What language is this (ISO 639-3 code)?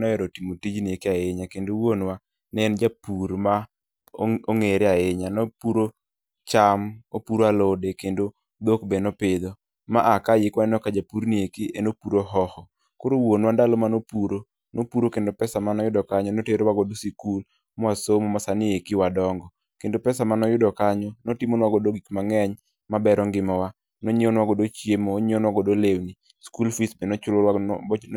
luo